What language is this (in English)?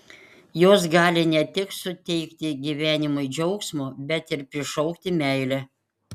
Lithuanian